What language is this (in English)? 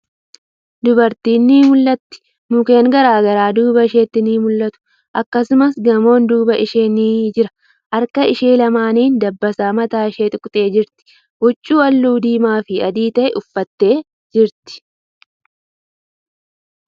Oromo